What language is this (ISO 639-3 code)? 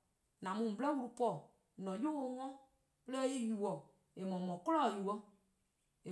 kqo